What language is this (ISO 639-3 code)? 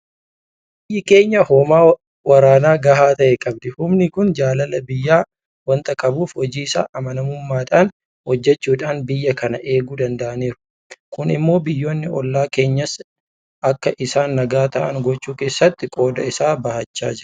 orm